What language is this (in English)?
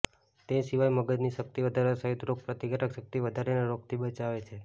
Gujarati